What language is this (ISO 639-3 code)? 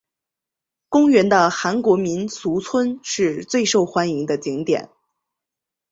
zho